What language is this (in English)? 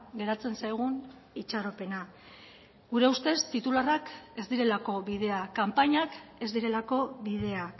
Basque